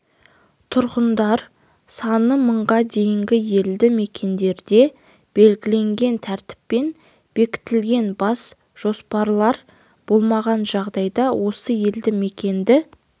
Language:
Kazakh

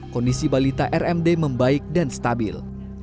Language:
Indonesian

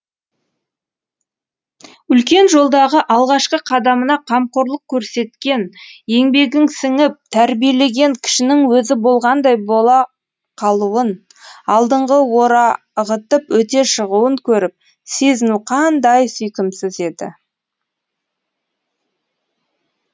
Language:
Kazakh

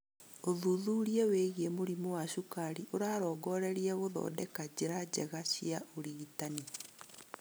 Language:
Kikuyu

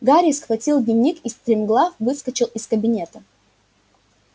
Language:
Russian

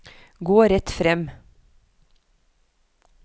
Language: Norwegian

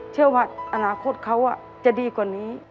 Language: Thai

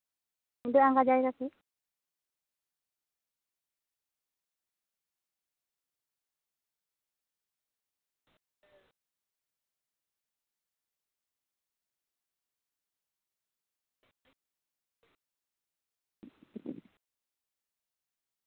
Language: Santali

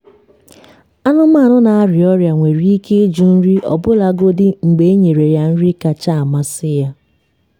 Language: Igbo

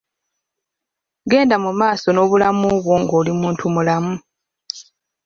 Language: Ganda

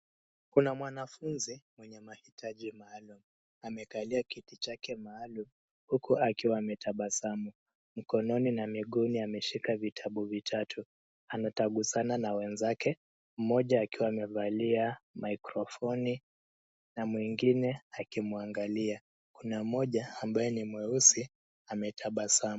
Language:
Swahili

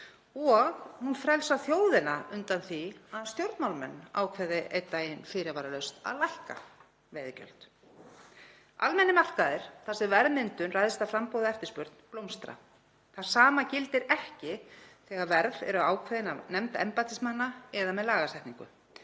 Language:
Icelandic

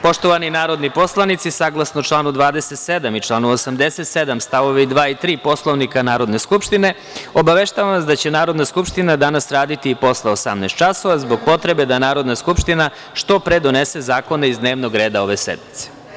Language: Serbian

